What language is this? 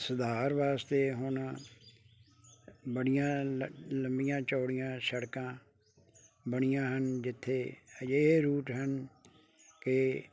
Punjabi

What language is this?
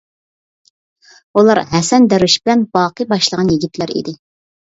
Uyghur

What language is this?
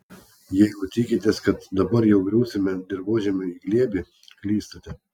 Lithuanian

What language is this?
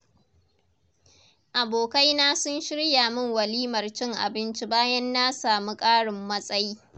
Hausa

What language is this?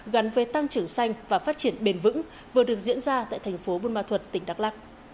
Vietnamese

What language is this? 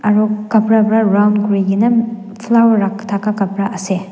Naga Pidgin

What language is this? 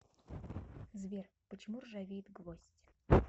Russian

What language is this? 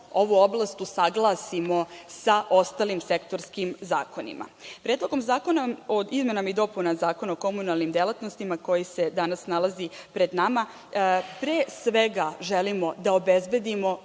Serbian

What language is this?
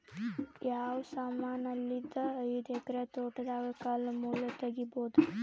Kannada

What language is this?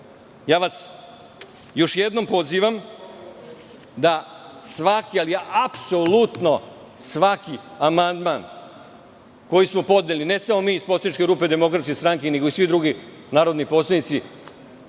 Serbian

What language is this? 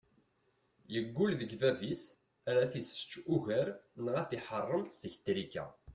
Kabyle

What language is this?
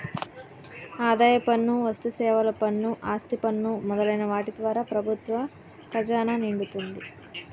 Telugu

